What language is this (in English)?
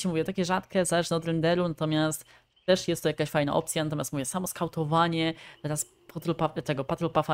Polish